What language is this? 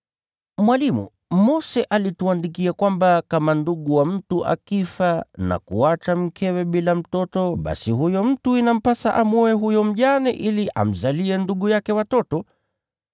Swahili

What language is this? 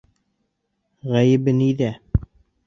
Bashkir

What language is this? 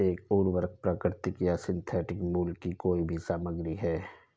Hindi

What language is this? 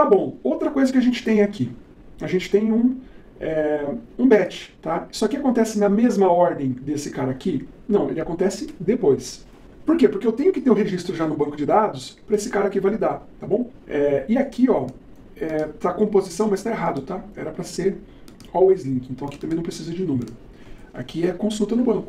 Portuguese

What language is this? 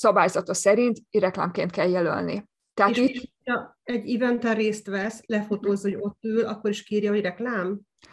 Hungarian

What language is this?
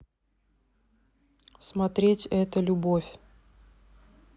Russian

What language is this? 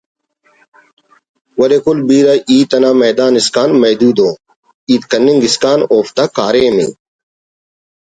Brahui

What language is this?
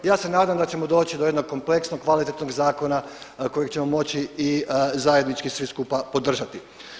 Croatian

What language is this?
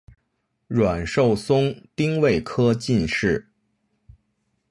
Chinese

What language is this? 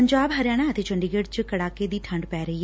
Punjabi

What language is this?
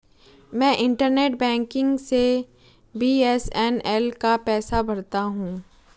Hindi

